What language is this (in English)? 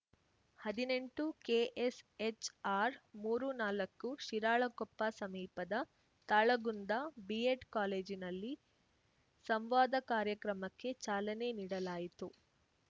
Kannada